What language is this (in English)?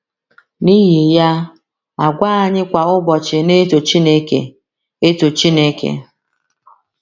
Igbo